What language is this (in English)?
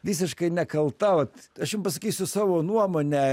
Lithuanian